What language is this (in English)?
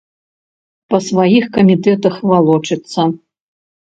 Belarusian